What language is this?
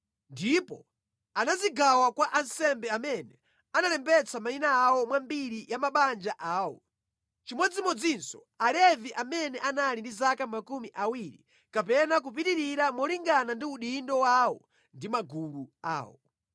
Nyanja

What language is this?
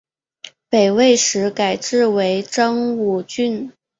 Chinese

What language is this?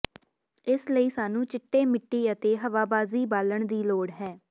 Punjabi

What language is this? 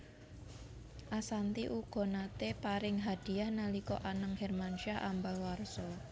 Javanese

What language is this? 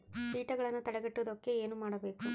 Kannada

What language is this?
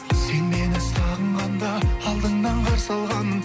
Kazakh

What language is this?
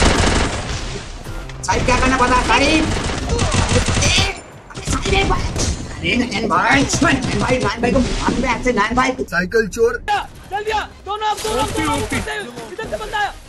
Hindi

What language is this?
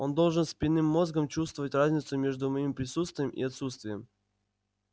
Russian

